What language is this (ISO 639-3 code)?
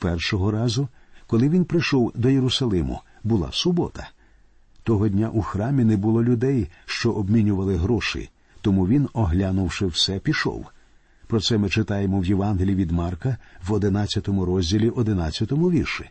ukr